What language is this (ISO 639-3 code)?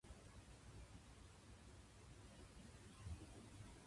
jpn